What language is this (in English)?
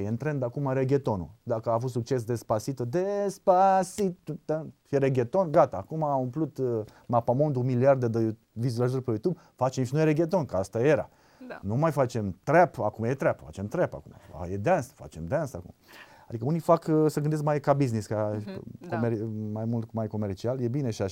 Romanian